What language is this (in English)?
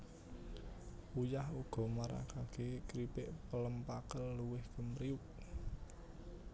Javanese